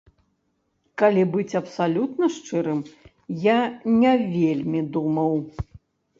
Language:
Belarusian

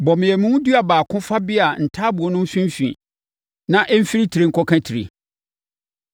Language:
Akan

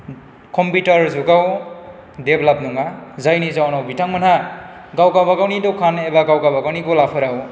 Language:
Bodo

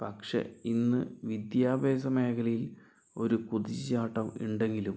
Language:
Malayalam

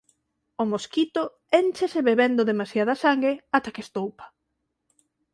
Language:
Galician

